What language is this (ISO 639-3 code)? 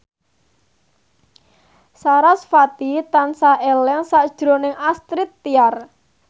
jav